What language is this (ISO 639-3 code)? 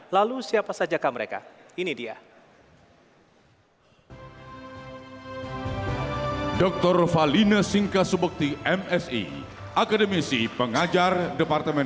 ind